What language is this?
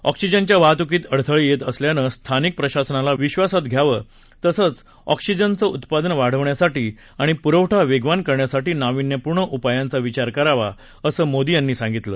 Marathi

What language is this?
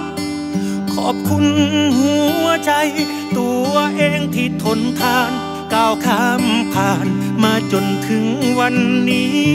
Thai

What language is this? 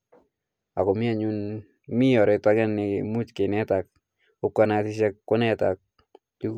Kalenjin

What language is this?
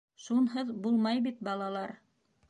Bashkir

